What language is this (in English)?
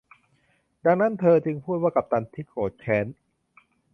Thai